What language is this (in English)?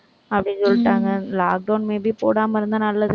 Tamil